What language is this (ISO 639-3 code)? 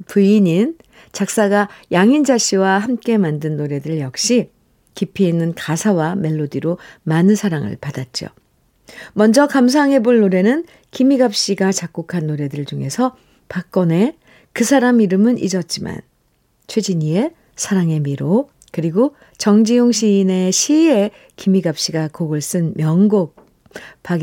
kor